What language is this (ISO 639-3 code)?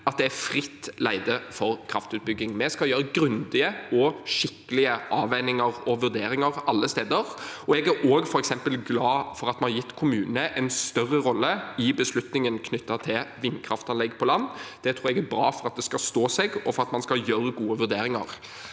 nor